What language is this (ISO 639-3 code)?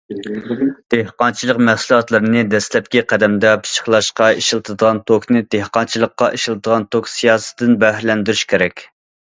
uig